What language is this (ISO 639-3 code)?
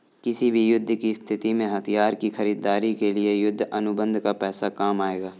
hin